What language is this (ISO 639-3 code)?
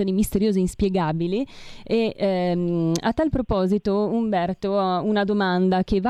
ita